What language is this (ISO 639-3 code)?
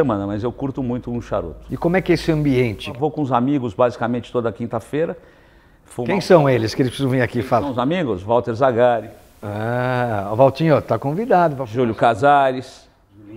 por